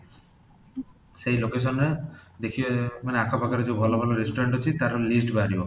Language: Odia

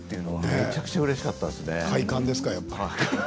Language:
Japanese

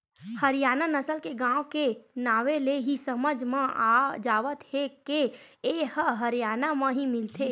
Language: Chhattisgarhi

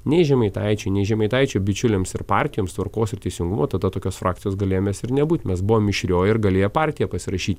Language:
Lithuanian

